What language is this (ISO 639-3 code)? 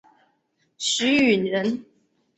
zho